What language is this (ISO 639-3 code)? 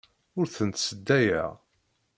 kab